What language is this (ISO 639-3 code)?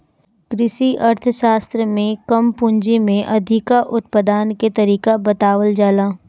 bho